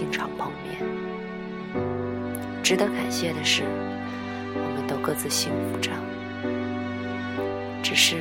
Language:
Chinese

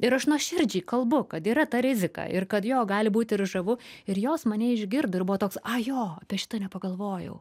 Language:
Lithuanian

